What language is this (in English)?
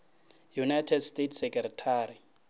Northern Sotho